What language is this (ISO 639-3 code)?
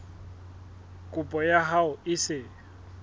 sot